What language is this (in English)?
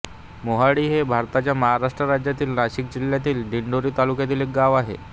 Marathi